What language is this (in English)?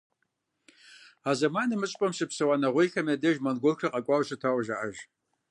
Kabardian